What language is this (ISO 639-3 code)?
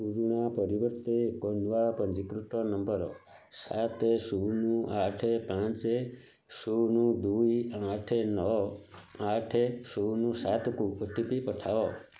ori